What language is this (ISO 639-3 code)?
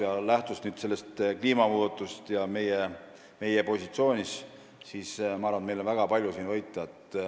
est